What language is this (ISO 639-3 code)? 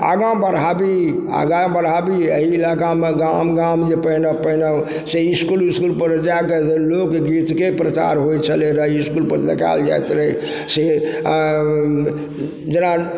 mai